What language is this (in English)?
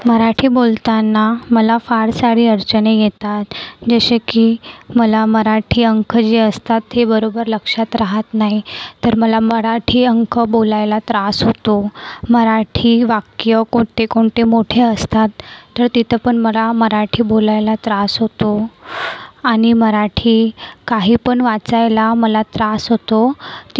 Marathi